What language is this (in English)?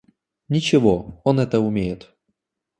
Russian